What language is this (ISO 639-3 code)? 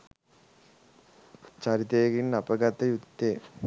sin